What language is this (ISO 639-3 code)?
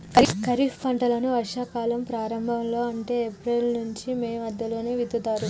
tel